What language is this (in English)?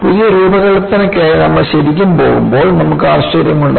Malayalam